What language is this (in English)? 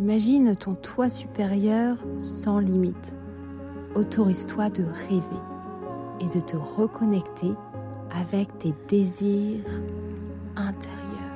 French